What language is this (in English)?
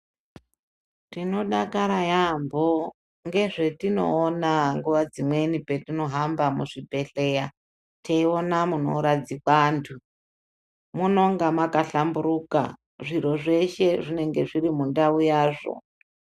Ndau